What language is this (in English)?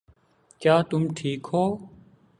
Urdu